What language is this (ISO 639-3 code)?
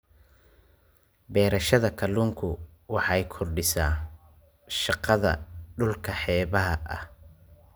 som